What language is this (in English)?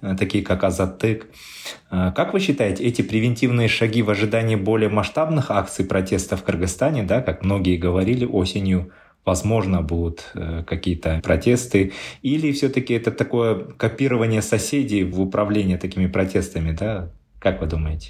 Russian